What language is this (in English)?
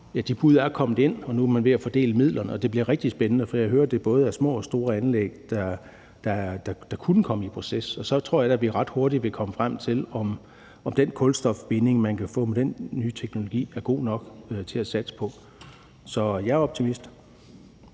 Danish